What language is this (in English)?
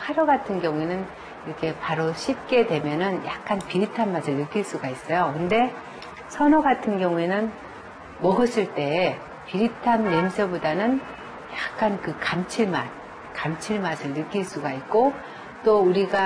Korean